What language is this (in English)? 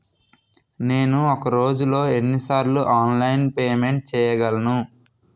Telugu